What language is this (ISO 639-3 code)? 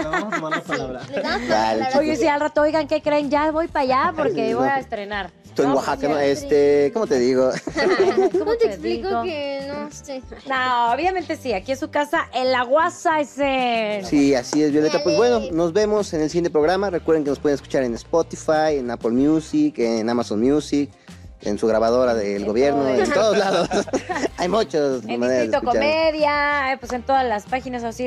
spa